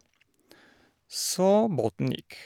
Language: Norwegian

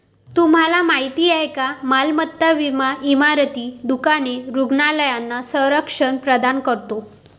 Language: Marathi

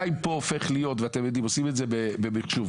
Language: Hebrew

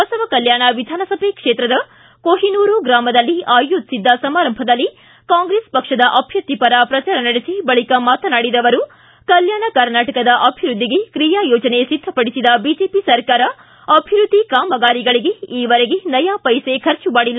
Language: Kannada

